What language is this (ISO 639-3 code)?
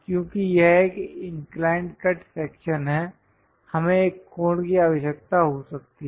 hin